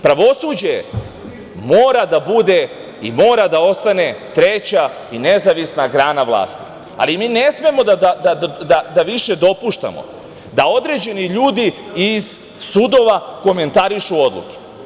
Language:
Serbian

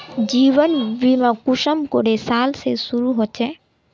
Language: Magahi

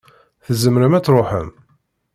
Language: Kabyle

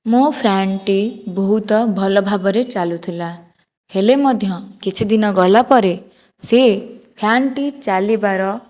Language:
Odia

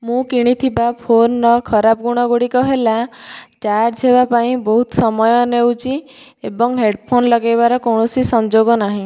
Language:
Odia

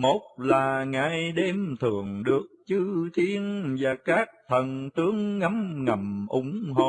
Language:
Vietnamese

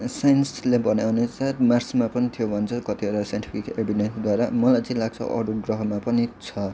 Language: Nepali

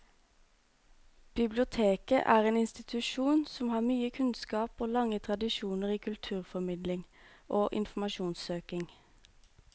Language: Norwegian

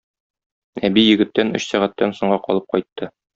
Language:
Tatar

